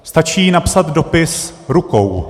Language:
Czech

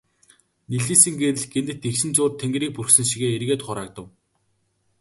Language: Mongolian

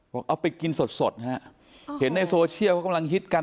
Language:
Thai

